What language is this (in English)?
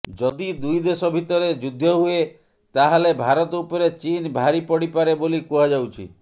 Odia